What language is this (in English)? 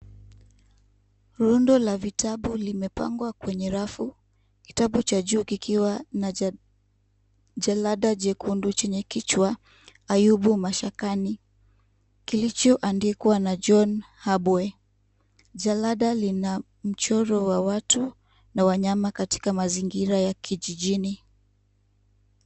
Swahili